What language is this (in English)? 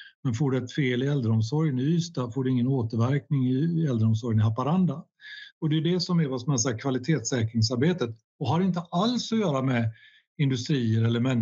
Swedish